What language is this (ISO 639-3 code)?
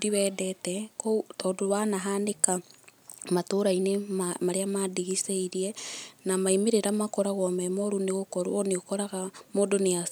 kik